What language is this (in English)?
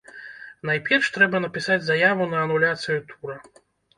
Belarusian